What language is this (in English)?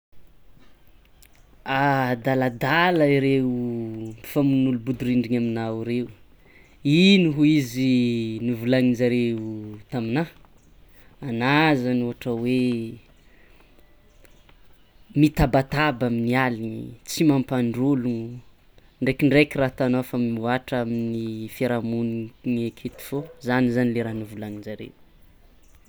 Tsimihety Malagasy